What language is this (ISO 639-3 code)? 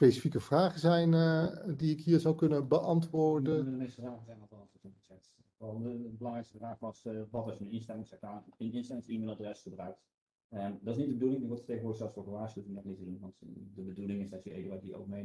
nld